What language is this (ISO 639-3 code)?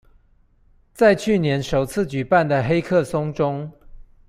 zho